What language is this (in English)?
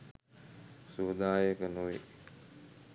Sinhala